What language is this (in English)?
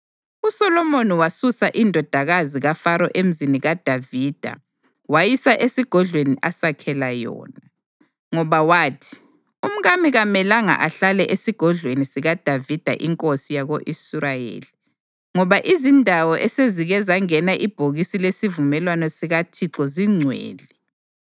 North Ndebele